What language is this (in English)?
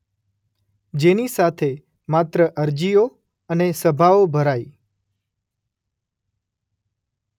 Gujarati